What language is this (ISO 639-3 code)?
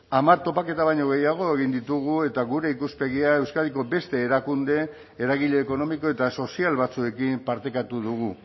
eus